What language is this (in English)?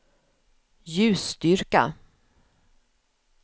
Swedish